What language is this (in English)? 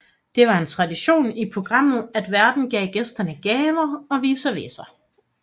Danish